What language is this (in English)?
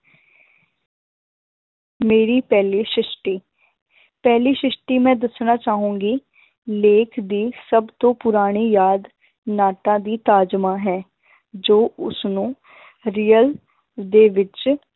Punjabi